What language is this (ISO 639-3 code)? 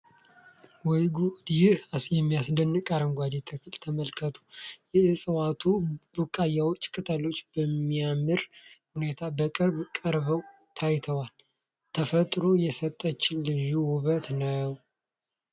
amh